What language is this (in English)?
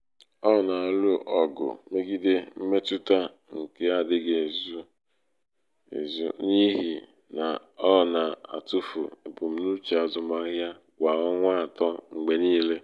Igbo